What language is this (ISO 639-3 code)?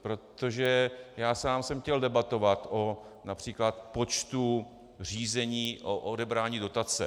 ces